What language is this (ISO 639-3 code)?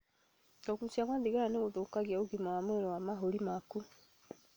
kik